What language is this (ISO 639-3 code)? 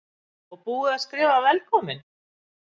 isl